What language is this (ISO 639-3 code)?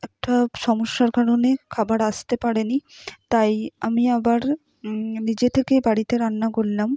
ben